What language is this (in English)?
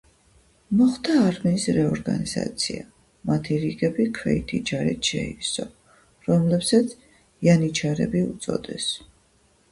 Georgian